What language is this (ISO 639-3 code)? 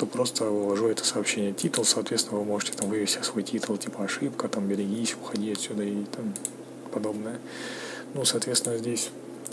rus